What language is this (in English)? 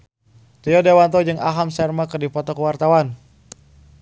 Sundanese